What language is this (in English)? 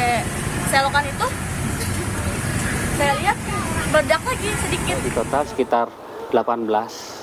Indonesian